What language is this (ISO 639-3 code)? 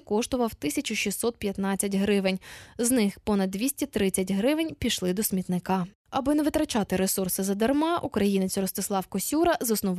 ukr